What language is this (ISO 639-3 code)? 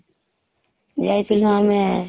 ori